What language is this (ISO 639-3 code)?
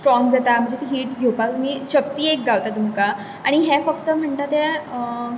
kok